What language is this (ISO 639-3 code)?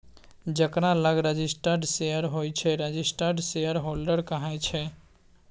mai